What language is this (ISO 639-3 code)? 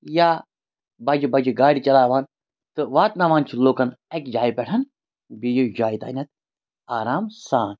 kas